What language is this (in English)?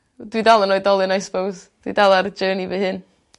Welsh